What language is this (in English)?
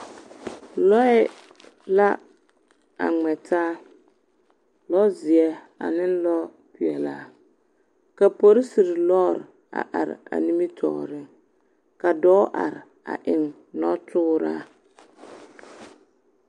Southern Dagaare